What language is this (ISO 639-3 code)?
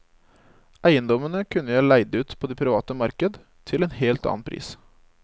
nor